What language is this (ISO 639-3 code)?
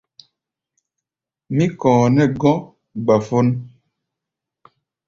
gba